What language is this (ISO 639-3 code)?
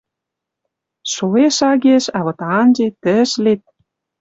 mrj